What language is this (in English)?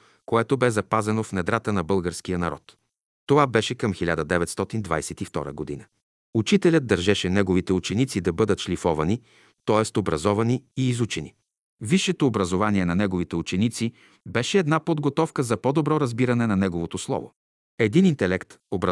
Bulgarian